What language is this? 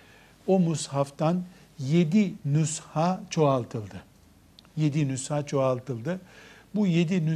Turkish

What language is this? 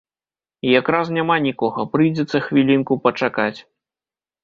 Belarusian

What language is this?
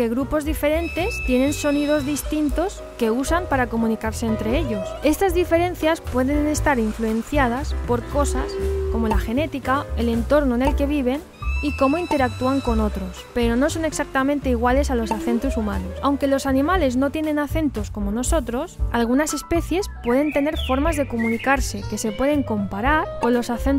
Spanish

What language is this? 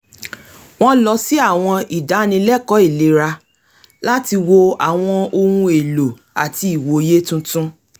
Yoruba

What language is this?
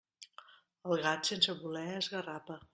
Catalan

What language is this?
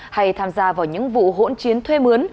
Vietnamese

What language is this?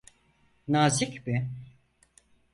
Turkish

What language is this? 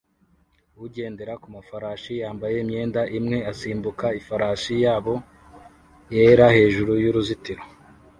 Kinyarwanda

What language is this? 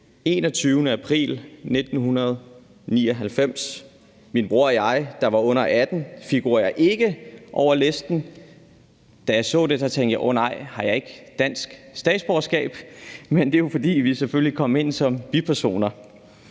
Danish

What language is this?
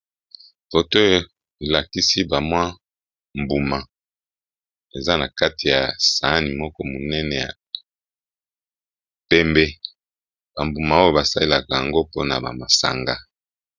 Lingala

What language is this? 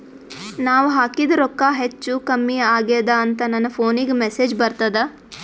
Kannada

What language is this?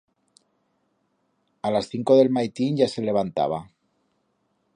Aragonese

